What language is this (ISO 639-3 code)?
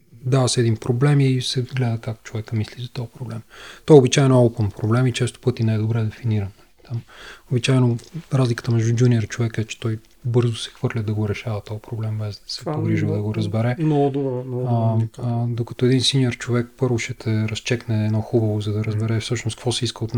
bul